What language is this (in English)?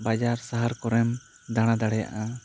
Santali